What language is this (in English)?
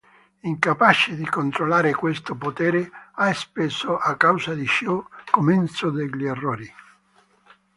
Italian